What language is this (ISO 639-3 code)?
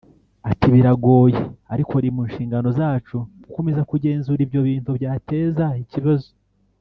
kin